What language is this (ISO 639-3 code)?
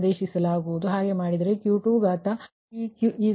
kan